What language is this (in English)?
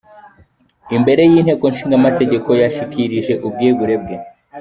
Kinyarwanda